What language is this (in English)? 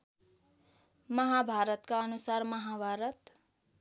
Nepali